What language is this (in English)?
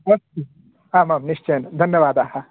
Sanskrit